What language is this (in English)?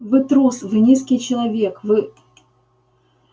Russian